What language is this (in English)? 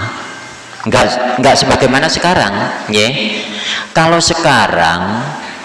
Indonesian